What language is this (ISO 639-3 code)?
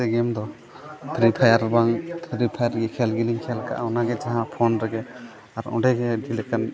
sat